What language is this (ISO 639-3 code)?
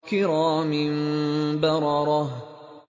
ara